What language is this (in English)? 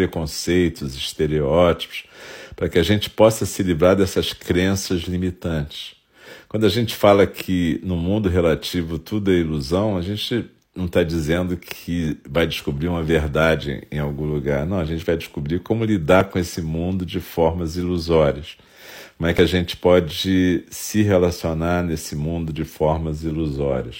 Portuguese